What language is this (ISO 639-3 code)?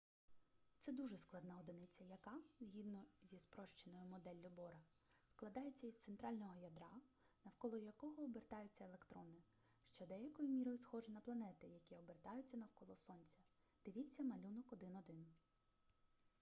ukr